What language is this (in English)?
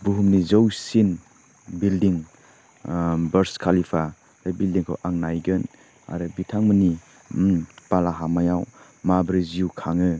Bodo